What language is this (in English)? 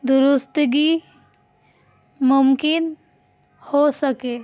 Urdu